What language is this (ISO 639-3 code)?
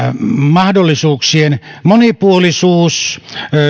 fin